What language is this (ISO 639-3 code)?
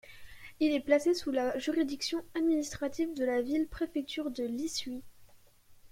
fra